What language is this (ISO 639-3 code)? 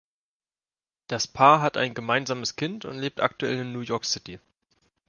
deu